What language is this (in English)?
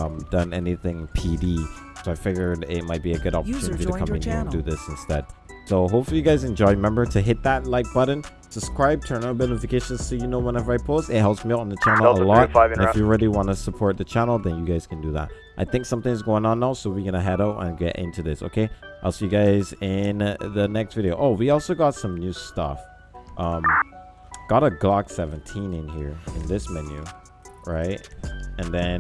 English